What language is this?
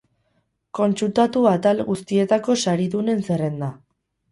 Basque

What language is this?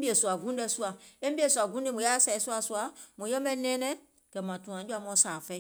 Gola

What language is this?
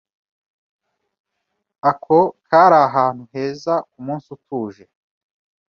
Kinyarwanda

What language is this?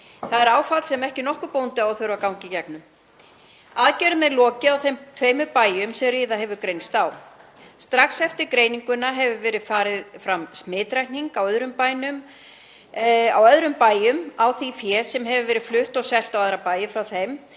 Icelandic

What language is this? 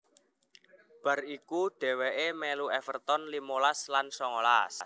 Javanese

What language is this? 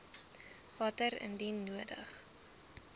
Afrikaans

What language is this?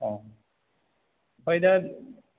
Bodo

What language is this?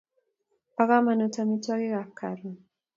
Kalenjin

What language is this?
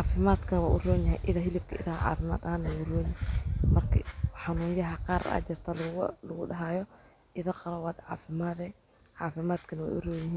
Somali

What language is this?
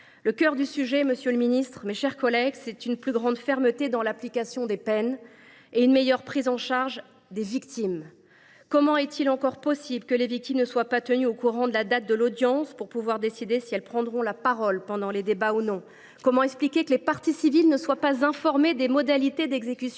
French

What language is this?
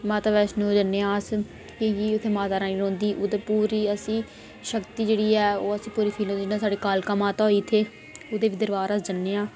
Dogri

